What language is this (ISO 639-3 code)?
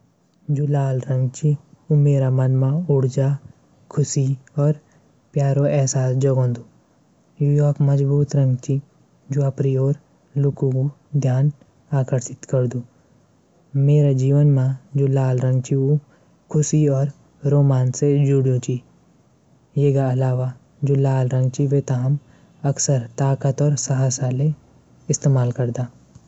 gbm